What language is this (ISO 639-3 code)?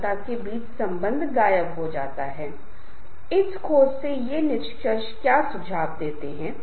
hin